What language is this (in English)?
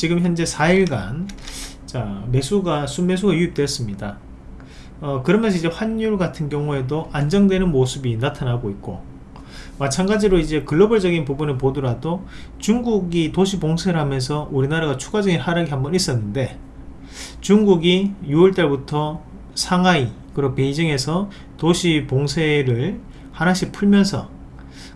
Korean